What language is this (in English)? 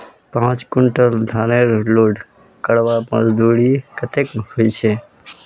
Magahi